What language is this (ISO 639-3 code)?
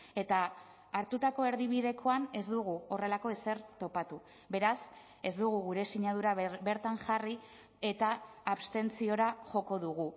eus